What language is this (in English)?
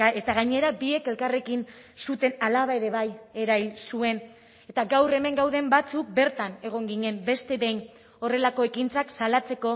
Basque